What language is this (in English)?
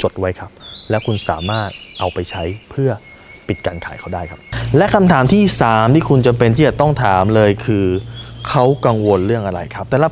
Thai